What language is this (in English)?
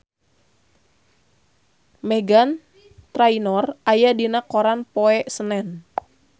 Sundanese